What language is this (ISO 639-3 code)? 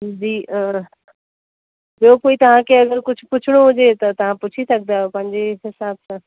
snd